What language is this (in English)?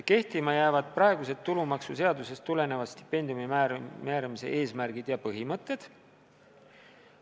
Estonian